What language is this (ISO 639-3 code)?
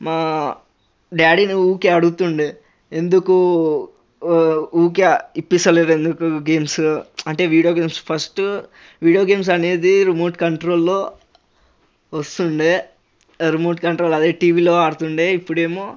tel